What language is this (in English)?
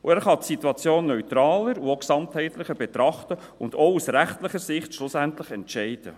Swiss German